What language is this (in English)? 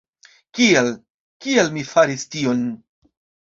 Esperanto